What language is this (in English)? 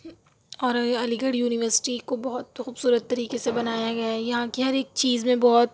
Urdu